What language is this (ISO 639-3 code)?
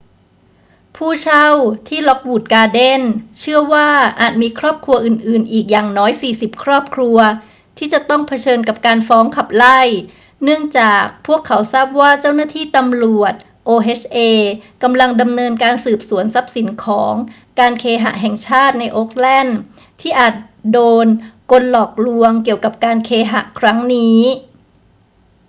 tha